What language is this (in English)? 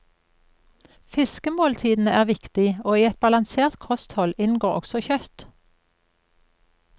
Norwegian